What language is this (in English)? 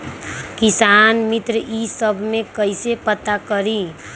Magahi